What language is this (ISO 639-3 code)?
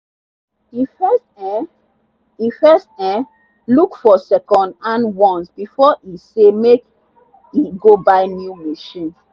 pcm